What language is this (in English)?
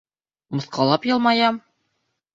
Bashkir